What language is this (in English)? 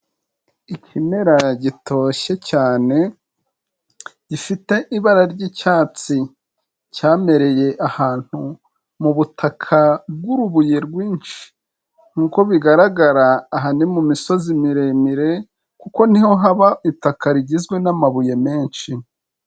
Kinyarwanda